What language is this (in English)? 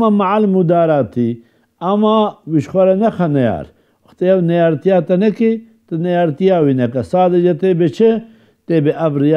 Arabic